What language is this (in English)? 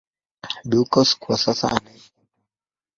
Swahili